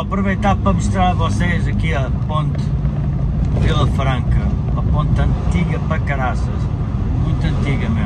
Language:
Portuguese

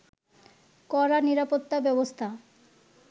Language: Bangla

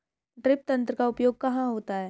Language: Hindi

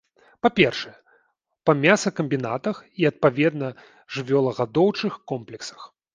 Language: Belarusian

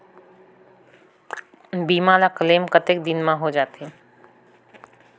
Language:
Chhattisgarhi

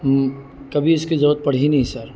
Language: Urdu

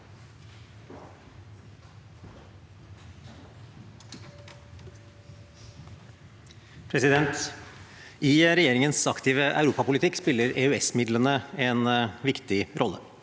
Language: Norwegian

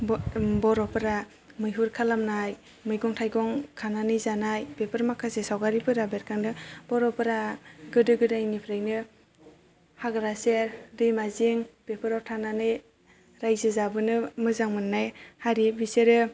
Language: Bodo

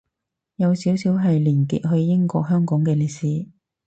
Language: Cantonese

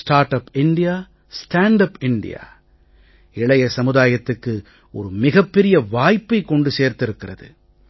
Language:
Tamil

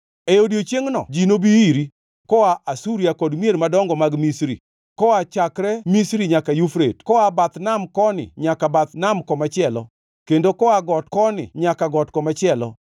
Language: Luo (Kenya and Tanzania)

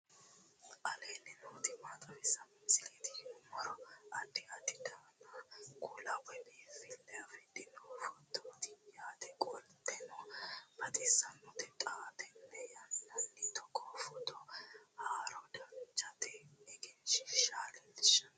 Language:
Sidamo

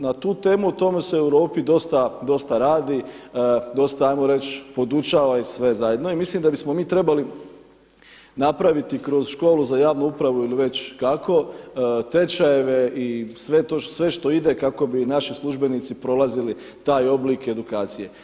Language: Croatian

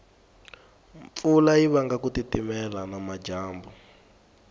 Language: Tsonga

